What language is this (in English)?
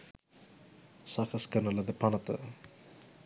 Sinhala